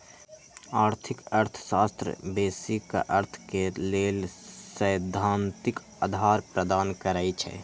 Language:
Magahi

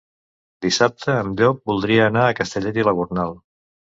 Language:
Catalan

